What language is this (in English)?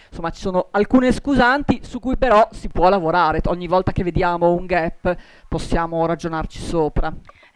Italian